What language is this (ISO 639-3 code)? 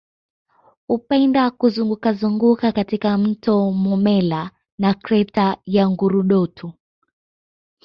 swa